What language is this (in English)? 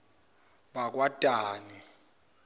Zulu